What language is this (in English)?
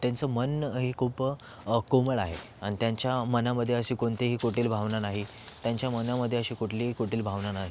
Marathi